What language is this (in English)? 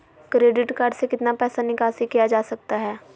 Magahi